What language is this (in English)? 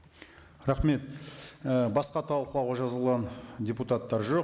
Kazakh